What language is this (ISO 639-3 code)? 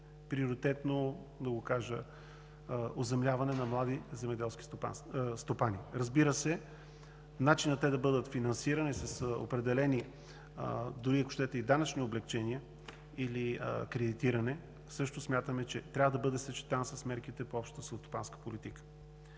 bul